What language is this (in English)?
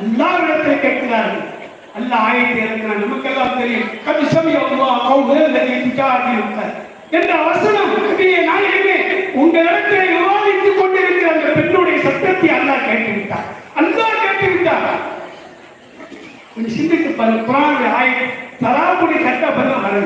Tamil